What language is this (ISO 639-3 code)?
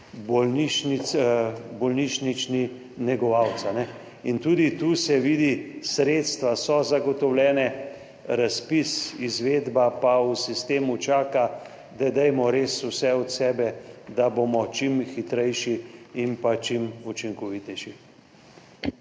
slv